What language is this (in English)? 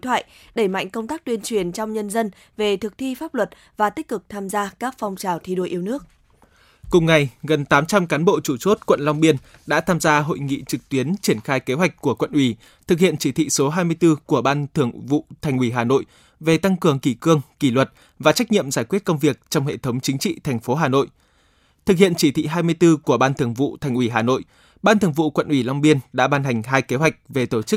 Vietnamese